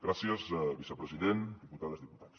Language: Catalan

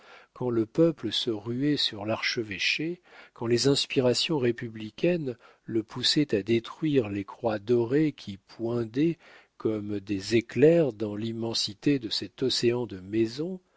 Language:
French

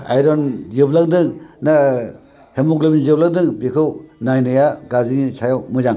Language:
Bodo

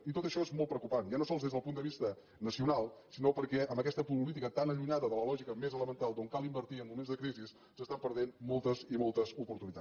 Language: Catalan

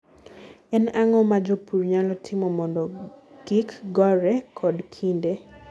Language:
Luo (Kenya and Tanzania)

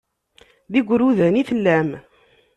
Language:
Kabyle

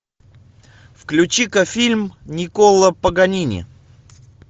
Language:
Russian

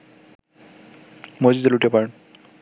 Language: Bangla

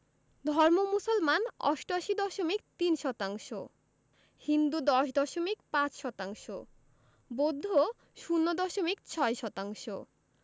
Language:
Bangla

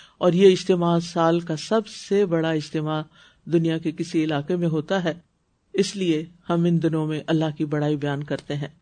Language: Urdu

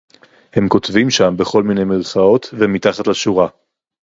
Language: Hebrew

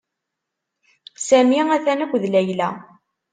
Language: Kabyle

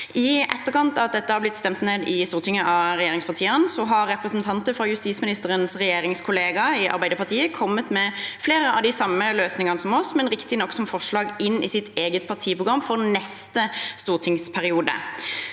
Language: Norwegian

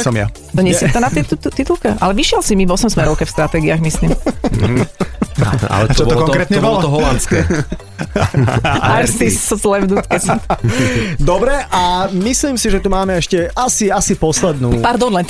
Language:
Slovak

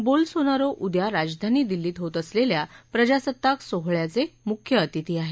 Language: Marathi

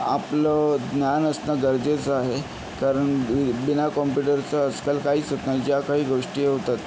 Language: Marathi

